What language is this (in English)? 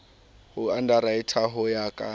Southern Sotho